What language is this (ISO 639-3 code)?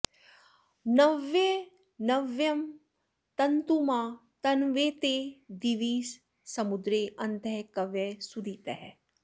san